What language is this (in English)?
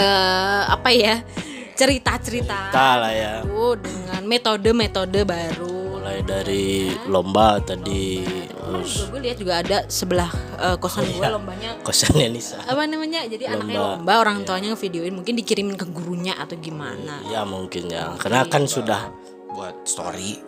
Indonesian